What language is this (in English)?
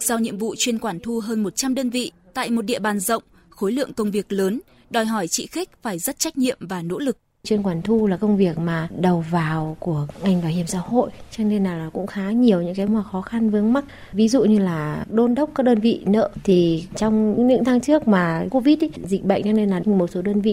Vietnamese